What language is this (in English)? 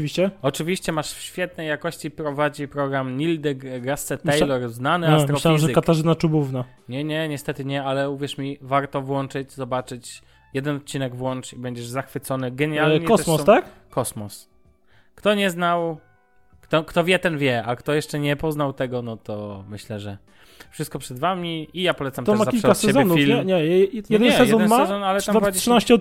Polish